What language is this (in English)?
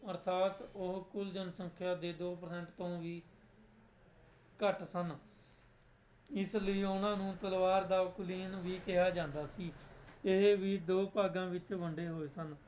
Punjabi